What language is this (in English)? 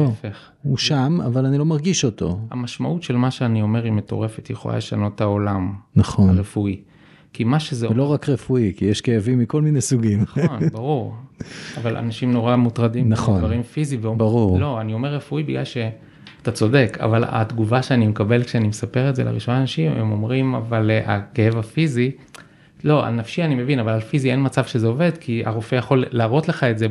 Hebrew